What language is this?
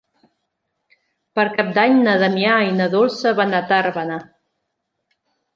Catalan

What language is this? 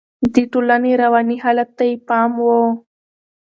Pashto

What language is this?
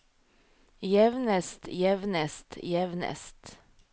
Norwegian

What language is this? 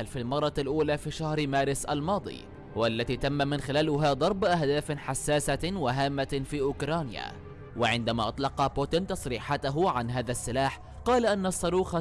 Arabic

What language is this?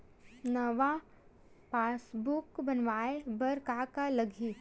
Chhattisgarhi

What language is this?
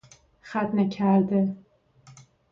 Persian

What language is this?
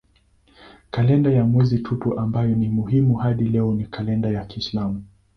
Swahili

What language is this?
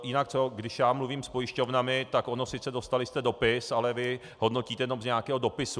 Czech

